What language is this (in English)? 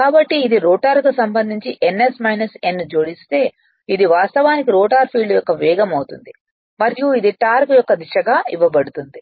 Telugu